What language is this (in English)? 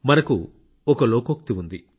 Telugu